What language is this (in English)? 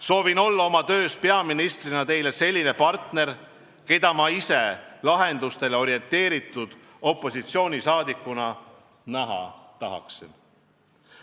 Estonian